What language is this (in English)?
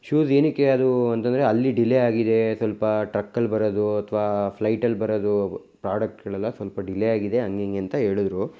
Kannada